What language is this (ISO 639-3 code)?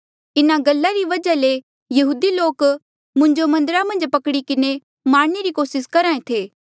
mjl